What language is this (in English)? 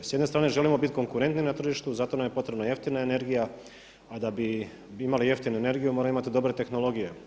Croatian